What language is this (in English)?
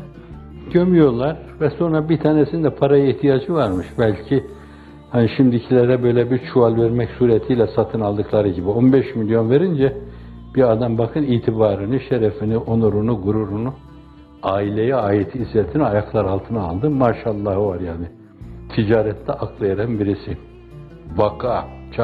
Turkish